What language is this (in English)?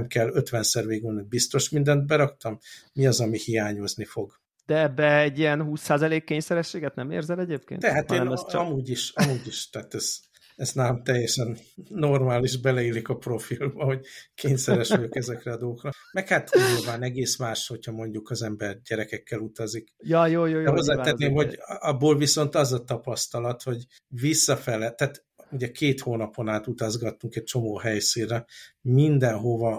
Hungarian